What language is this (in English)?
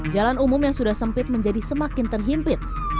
Indonesian